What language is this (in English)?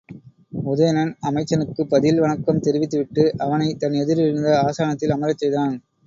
Tamil